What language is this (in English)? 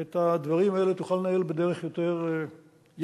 Hebrew